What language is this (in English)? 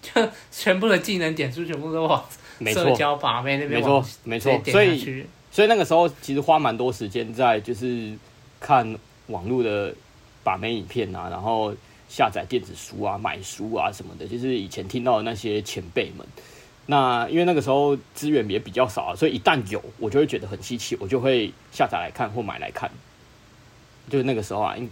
Chinese